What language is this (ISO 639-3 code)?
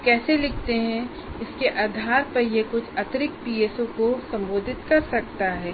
hin